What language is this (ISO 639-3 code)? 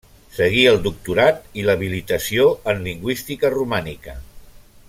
cat